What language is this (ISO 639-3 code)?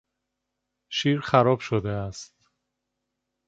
fas